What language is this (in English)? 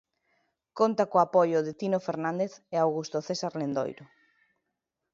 Galician